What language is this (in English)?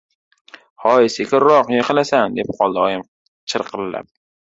Uzbek